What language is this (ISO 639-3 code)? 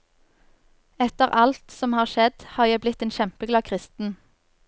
nor